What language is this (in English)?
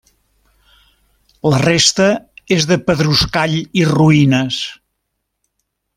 Catalan